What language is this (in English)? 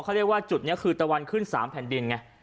Thai